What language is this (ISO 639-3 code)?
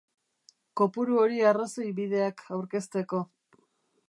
eus